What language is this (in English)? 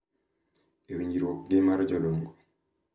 Luo (Kenya and Tanzania)